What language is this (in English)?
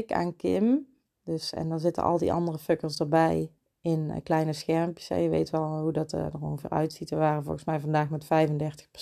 Dutch